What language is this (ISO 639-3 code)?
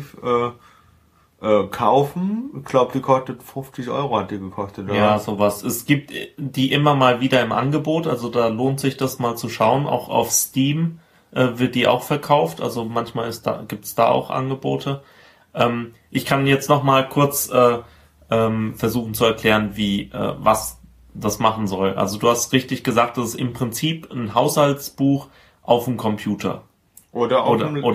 deu